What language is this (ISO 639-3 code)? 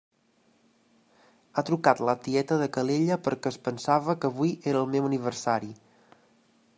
cat